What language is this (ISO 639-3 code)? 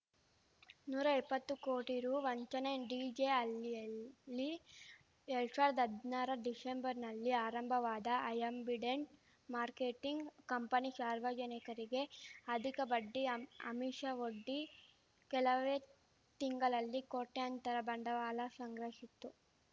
kan